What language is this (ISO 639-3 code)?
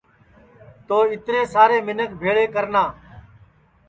ssi